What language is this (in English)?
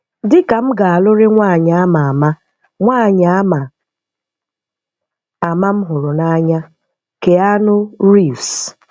Igbo